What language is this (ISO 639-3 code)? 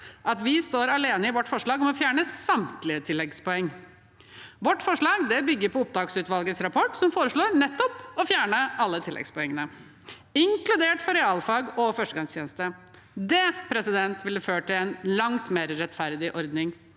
nor